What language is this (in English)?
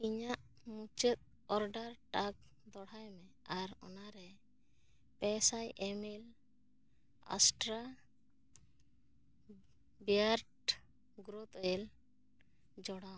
Santali